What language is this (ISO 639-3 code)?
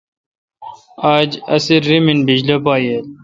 xka